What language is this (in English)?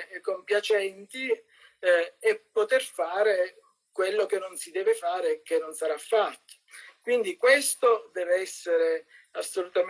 Italian